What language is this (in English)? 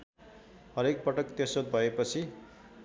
Nepali